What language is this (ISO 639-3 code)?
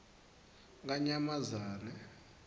ssw